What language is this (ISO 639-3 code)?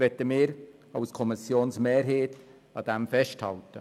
gsw